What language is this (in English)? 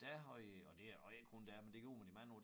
Danish